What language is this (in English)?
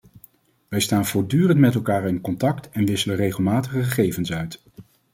Dutch